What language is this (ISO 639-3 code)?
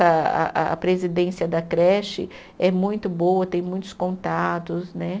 por